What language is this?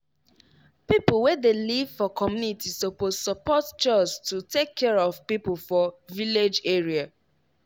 Nigerian Pidgin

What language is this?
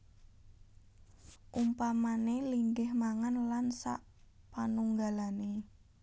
Javanese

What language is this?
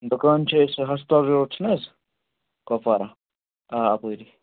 Kashmiri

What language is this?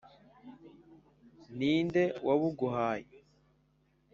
Kinyarwanda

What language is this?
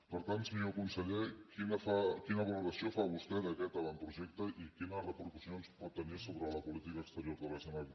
Catalan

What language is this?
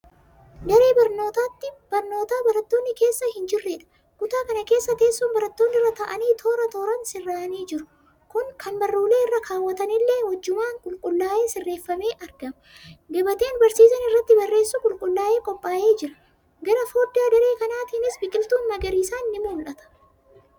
Oromo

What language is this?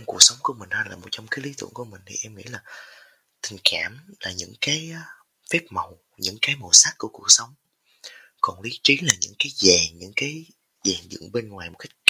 Vietnamese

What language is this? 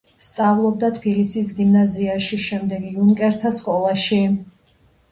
Georgian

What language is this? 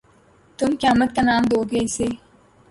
Urdu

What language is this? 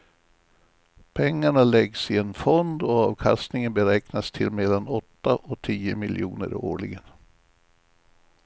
Swedish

